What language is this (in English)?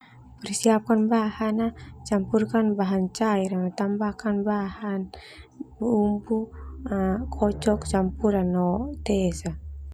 Termanu